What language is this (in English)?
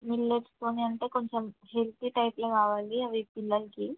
Telugu